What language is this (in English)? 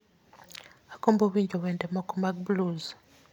Luo (Kenya and Tanzania)